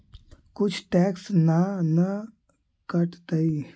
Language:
Magahi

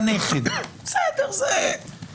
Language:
Hebrew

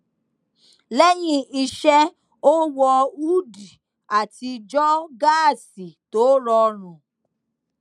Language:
Yoruba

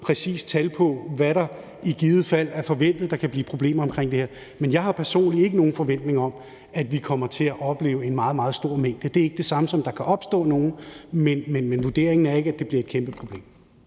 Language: Danish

